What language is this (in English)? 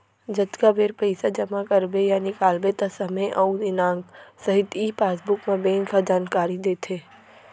Chhattisgarhi